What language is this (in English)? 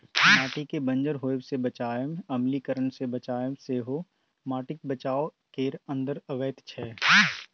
Maithili